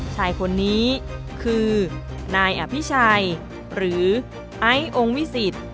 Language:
Thai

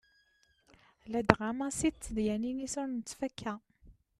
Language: Kabyle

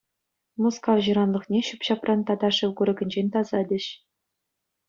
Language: Chuvash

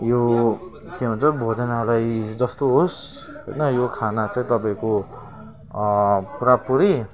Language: Nepali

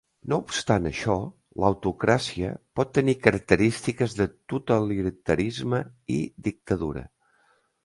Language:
Catalan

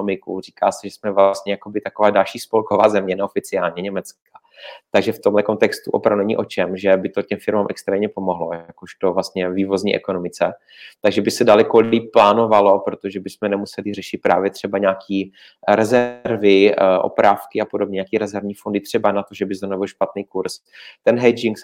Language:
Czech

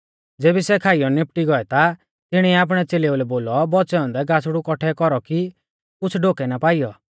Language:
Mahasu Pahari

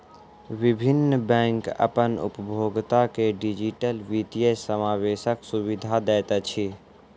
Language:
Maithili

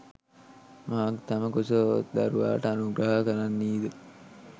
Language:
Sinhala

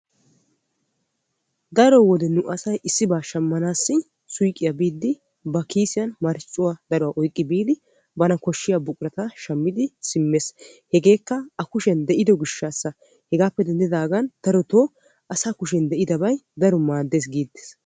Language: Wolaytta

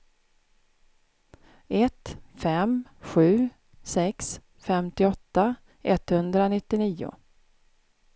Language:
Swedish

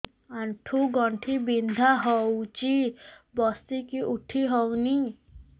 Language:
Odia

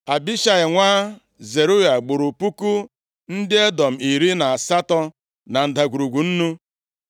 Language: Igbo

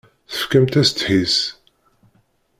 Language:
Kabyle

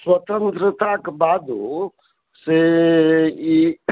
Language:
Maithili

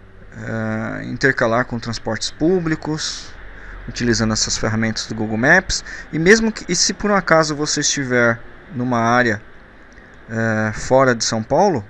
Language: Portuguese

